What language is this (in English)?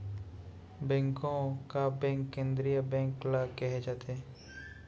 Chhattisgarhi